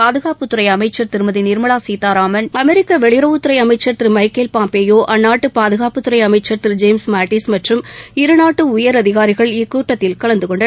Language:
Tamil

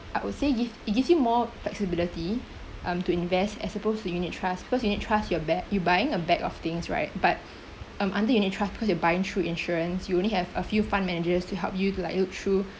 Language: English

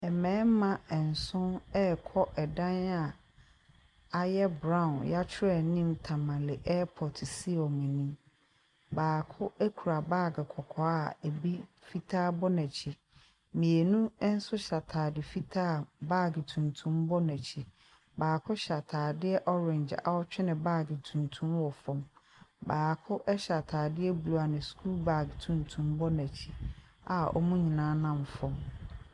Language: Akan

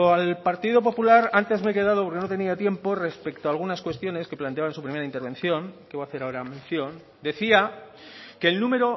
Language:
Spanish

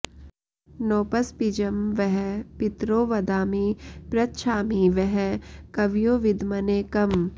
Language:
Sanskrit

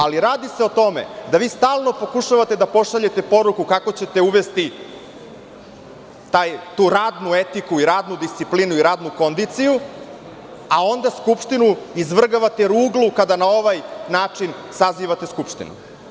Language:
Serbian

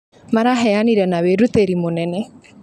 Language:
Kikuyu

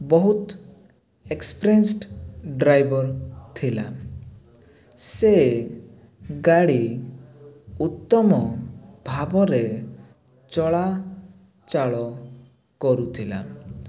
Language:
Odia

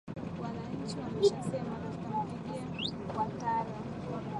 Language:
Swahili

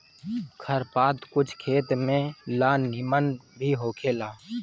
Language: Bhojpuri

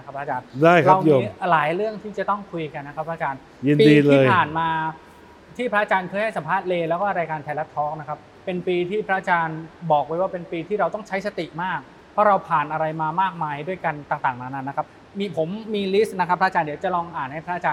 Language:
Thai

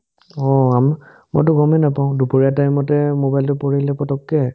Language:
Assamese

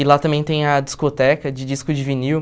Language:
Portuguese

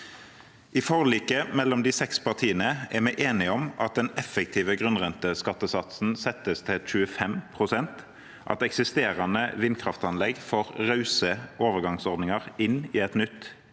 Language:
Norwegian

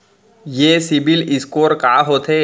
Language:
Chhattisgarhi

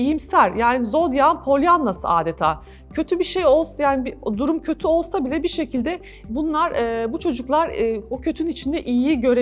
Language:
Turkish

